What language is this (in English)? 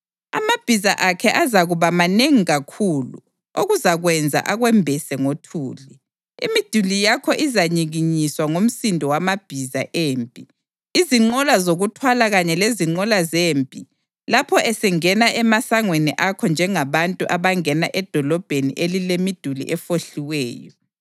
North Ndebele